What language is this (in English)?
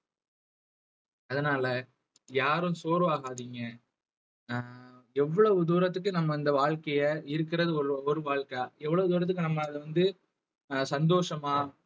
Tamil